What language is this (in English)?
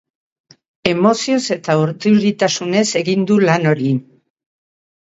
Basque